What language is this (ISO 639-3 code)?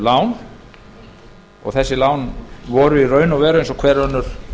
isl